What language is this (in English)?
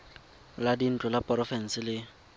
Tswana